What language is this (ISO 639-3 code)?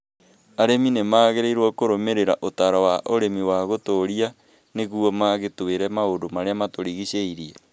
kik